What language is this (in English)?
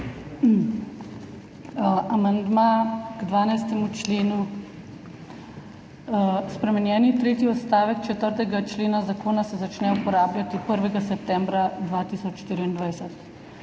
Slovenian